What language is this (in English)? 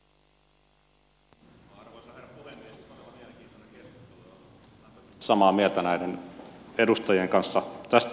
Finnish